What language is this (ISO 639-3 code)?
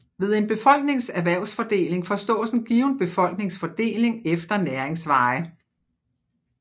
dan